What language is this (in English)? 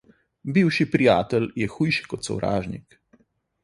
Slovenian